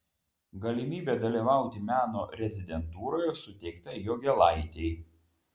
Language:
Lithuanian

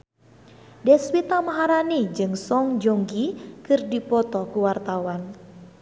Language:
Sundanese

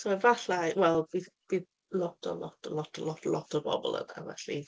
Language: Welsh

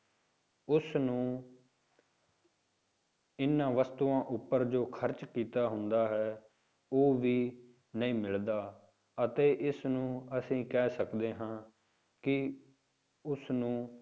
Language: Punjabi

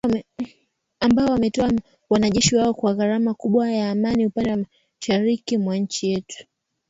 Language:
Swahili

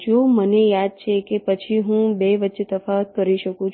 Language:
Gujarati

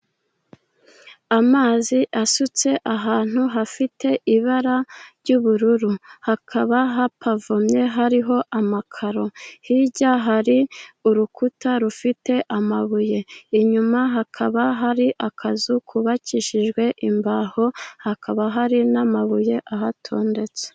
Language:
Kinyarwanda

